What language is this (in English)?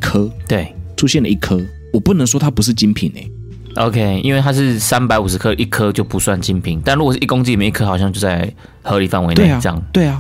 Chinese